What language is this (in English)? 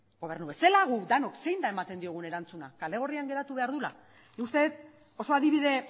Basque